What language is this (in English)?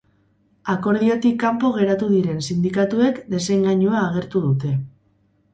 Basque